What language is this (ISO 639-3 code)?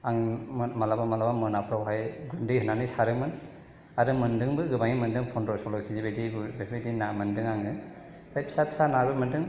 brx